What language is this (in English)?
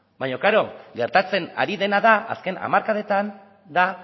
Basque